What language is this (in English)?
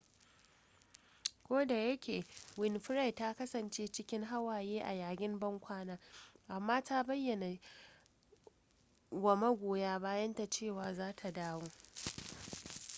Hausa